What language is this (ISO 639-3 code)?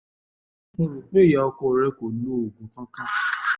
yor